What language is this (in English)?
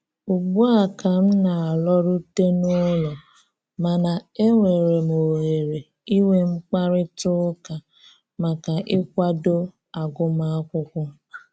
Igbo